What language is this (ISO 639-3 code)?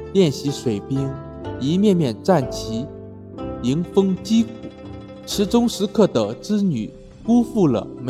zho